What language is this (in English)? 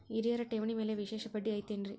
Kannada